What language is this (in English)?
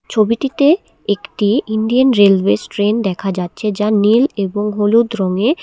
Bangla